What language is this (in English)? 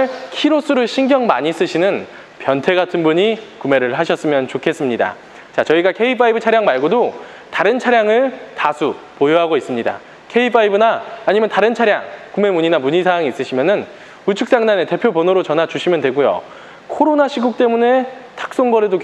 Korean